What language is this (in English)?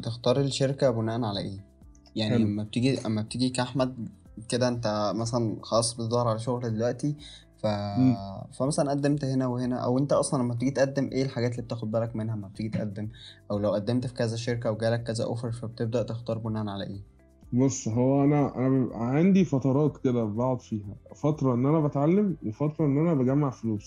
Arabic